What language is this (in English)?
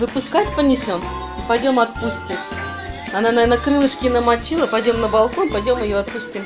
Russian